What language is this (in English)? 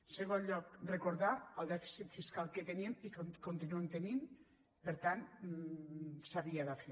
Catalan